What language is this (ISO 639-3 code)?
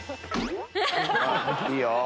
jpn